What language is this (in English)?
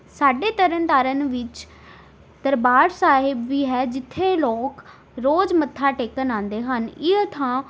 Punjabi